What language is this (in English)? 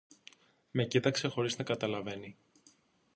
Greek